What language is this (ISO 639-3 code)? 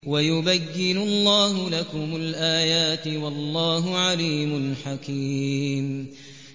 ara